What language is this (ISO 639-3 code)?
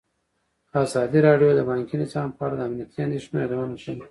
pus